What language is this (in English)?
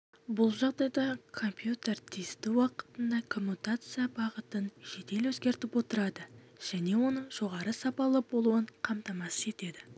Kazakh